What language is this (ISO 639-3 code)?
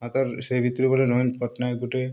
ori